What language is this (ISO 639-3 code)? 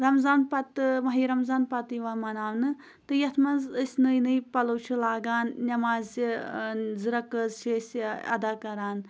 kas